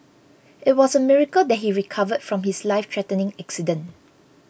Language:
English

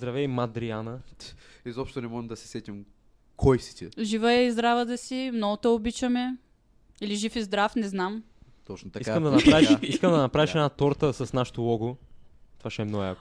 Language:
Bulgarian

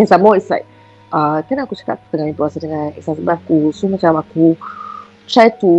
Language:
Malay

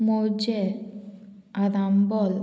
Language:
Konkani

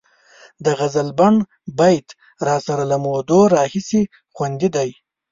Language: Pashto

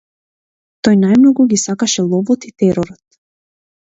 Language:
Macedonian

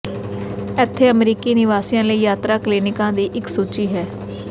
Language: Punjabi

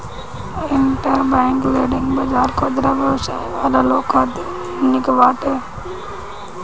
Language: Bhojpuri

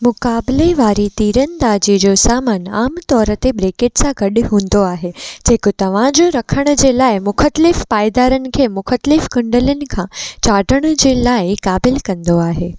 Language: Sindhi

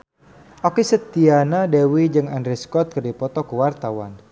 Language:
Sundanese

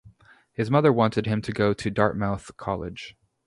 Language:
English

